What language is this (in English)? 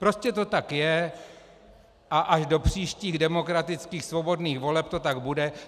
Czech